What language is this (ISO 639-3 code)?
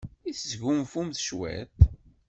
kab